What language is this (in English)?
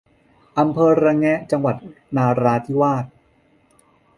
Thai